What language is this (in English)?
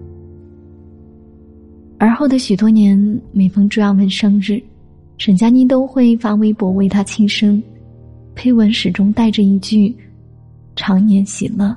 Chinese